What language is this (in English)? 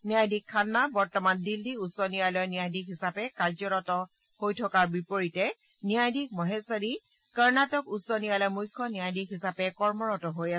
Assamese